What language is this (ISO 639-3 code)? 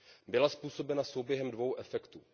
ces